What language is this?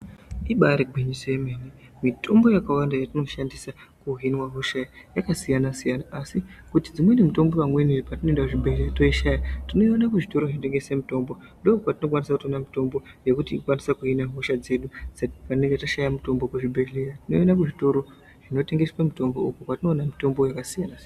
Ndau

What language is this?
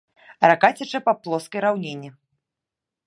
Belarusian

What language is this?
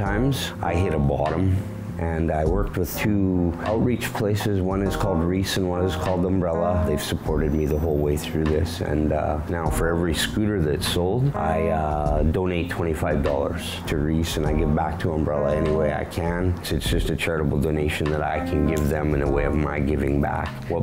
English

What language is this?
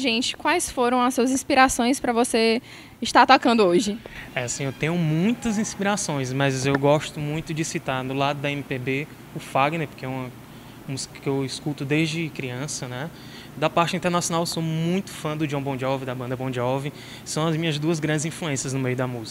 Portuguese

